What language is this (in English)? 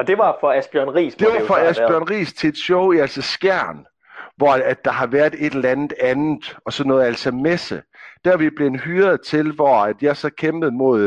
Danish